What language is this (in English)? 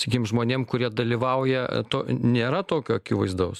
Lithuanian